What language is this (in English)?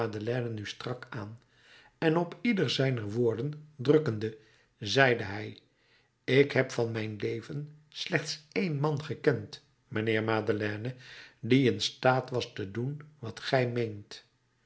Dutch